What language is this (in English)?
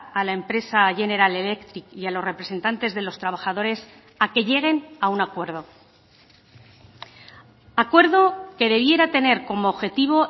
Spanish